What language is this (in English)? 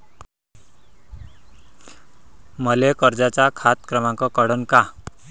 Marathi